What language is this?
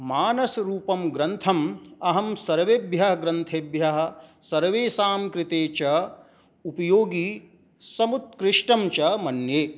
Sanskrit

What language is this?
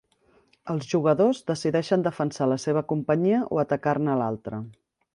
Catalan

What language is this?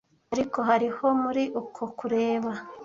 Kinyarwanda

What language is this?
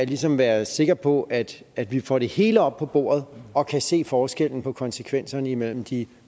Danish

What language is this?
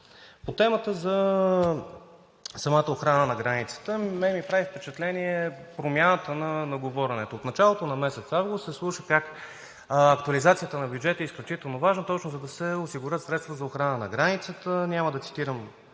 Bulgarian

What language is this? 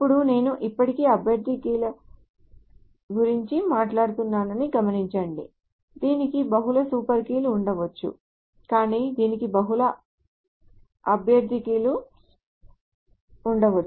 Telugu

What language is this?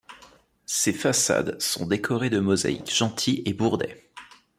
French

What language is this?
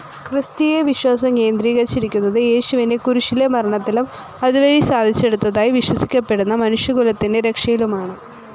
Malayalam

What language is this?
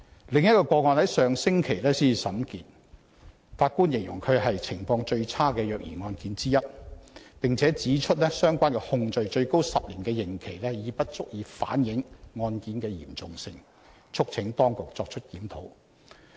Cantonese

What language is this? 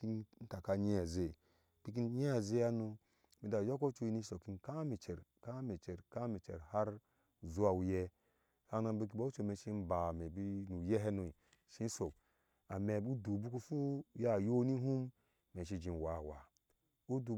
Ashe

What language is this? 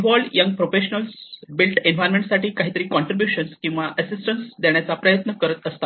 Marathi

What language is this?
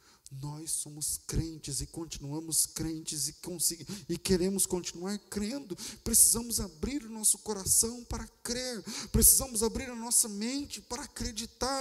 Portuguese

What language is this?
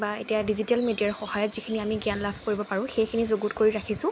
Assamese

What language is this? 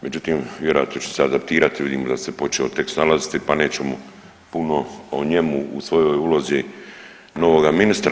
Croatian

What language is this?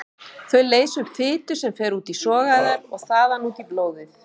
Icelandic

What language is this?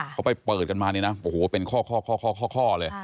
Thai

